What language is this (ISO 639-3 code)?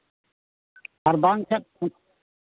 sat